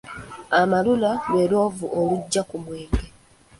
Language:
Ganda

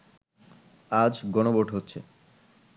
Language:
Bangla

